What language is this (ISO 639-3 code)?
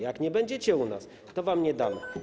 pol